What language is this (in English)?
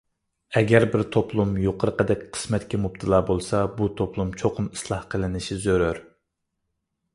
Uyghur